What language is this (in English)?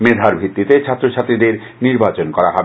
Bangla